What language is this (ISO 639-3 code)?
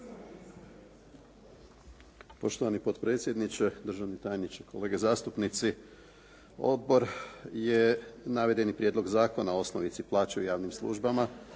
hrv